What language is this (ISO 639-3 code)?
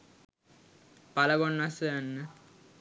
sin